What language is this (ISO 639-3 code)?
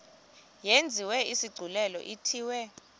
xho